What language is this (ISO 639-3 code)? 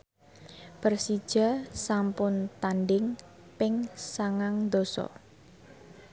jav